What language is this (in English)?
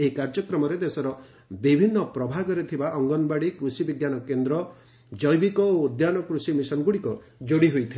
Odia